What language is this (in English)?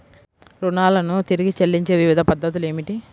Telugu